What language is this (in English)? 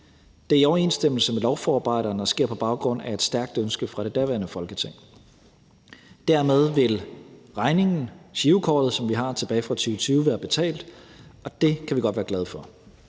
Danish